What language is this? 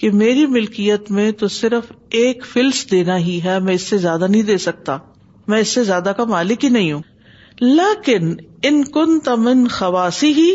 Urdu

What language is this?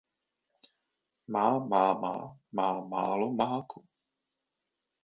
Czech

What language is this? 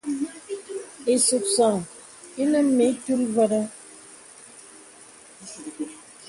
Bebele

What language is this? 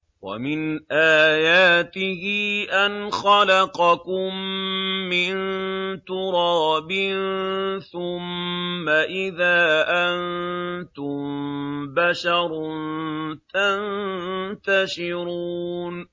Arabic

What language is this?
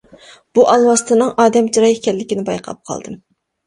Uyghur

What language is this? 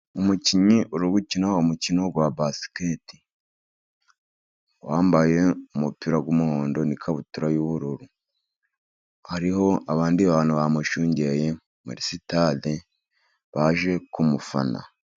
Kinyarwanda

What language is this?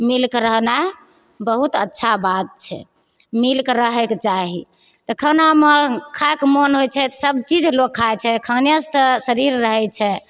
Maithili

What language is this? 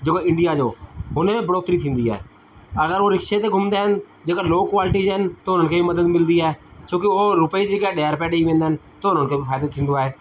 Sindhi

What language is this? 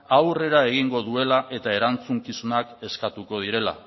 Basque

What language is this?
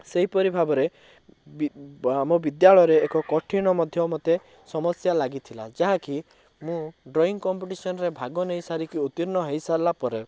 Odia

